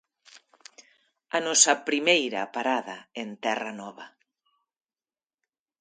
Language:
Galician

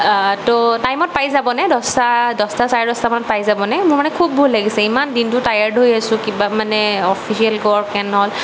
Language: Assamese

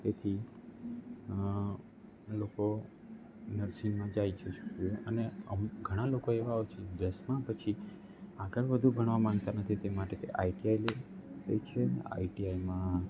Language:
Gujarati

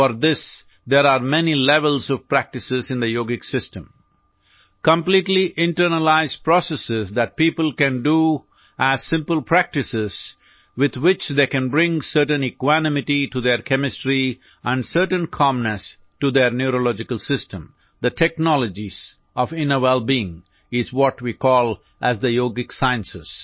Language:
Odia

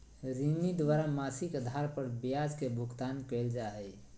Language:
Magahi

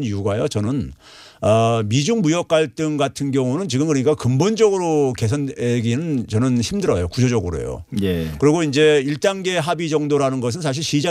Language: Korean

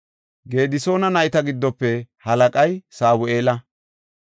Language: Gofa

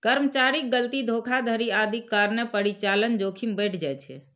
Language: Maithili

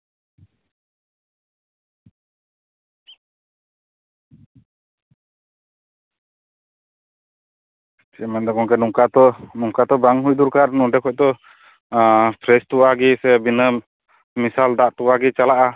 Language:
Santali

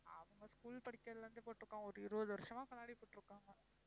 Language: Tamil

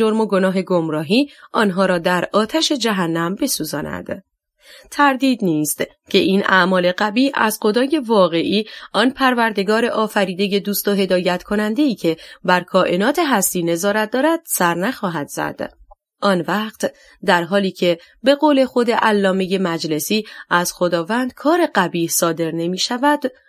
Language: Persian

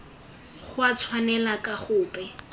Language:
Tswana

